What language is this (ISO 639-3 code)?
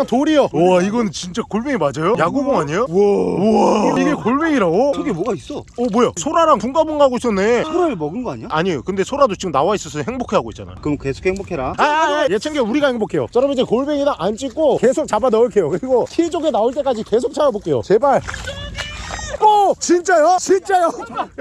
kor